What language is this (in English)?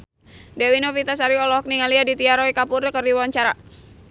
Sundanese